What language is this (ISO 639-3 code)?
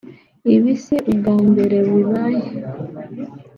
kin